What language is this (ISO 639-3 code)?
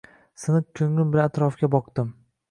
uzb